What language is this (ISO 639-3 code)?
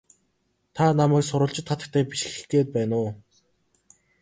mon